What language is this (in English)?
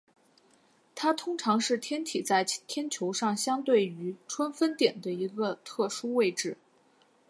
Chinese